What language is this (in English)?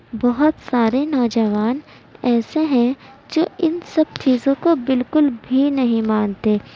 Urdu